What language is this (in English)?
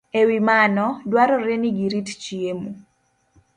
Luo (Kenya and Tanzania)